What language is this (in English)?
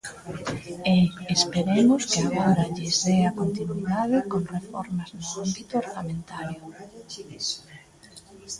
Galician